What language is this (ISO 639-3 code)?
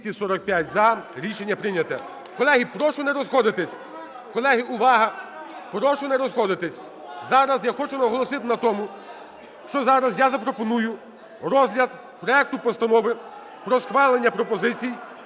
ukr